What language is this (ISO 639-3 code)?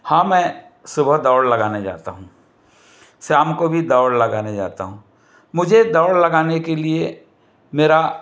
hin